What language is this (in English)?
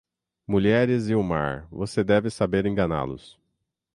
Portuguese